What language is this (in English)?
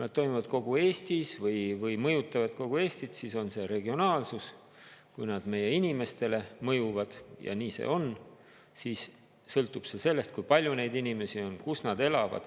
Estonian